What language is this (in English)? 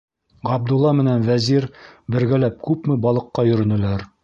Bashkir